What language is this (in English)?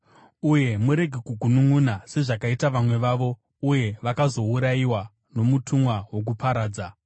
Shona